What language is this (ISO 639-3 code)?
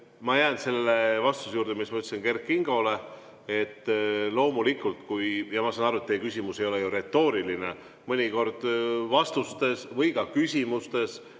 est